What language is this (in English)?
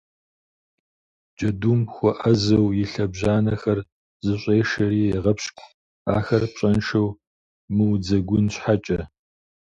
Kabardian